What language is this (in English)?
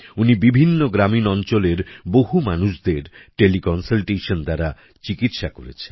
Bangla